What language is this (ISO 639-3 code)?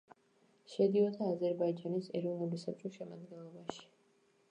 kat